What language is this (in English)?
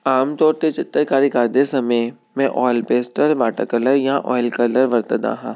Punjabi